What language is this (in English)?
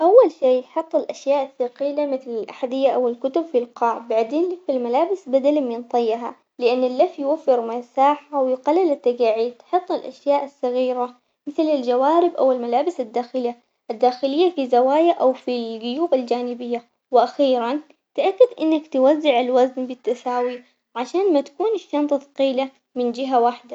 Omani Arabic